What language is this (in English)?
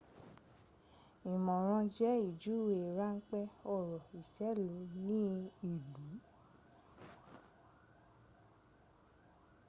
Yoruba